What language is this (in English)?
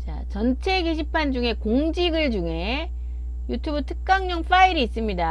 Korean